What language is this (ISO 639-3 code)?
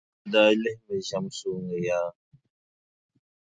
dag